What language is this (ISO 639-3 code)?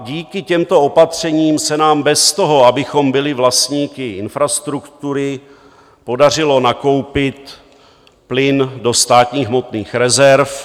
ces